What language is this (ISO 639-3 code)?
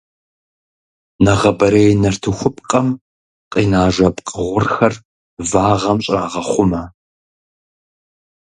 kbd